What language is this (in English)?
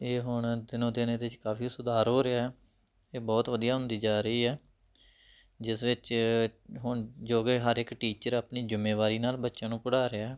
Punjabi